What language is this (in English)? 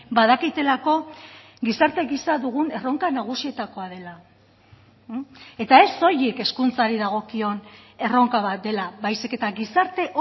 Basque